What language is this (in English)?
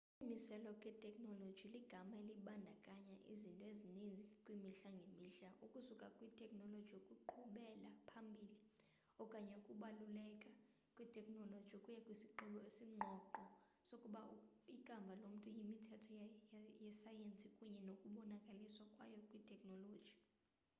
Xhosa